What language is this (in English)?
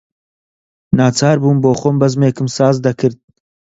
Central Kurdish